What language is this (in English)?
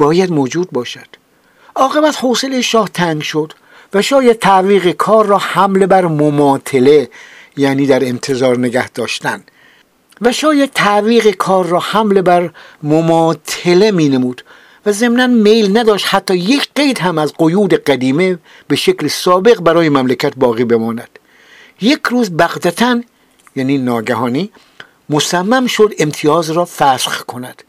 Persian